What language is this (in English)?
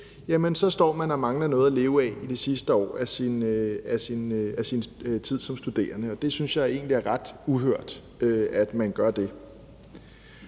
Danish